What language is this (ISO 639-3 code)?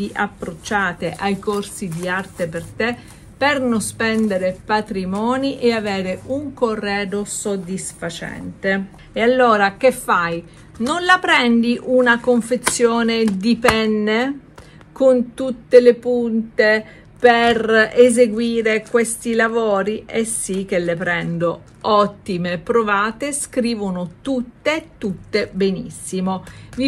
ita